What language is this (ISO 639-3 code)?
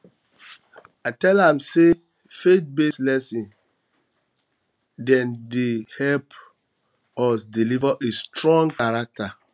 pcm